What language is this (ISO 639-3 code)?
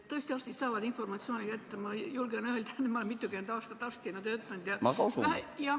est